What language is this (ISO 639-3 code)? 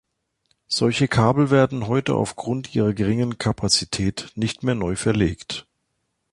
deu